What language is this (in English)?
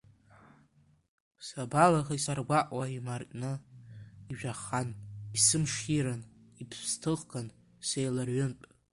Abkhazian